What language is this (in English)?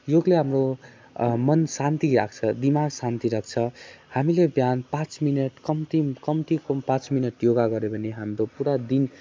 Nepali